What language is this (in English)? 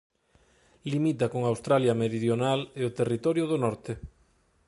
Galician